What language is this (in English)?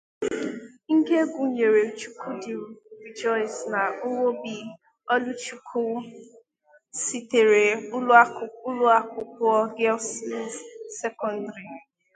Igbo